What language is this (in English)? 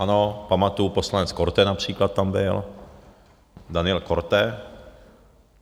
Czech